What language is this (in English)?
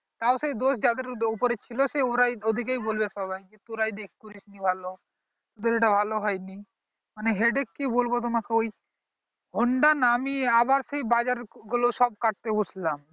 Bangla